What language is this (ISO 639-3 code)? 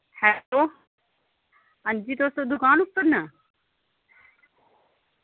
doi